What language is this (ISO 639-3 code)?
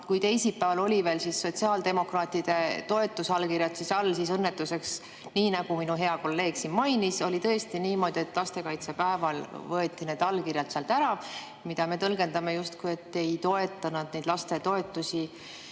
est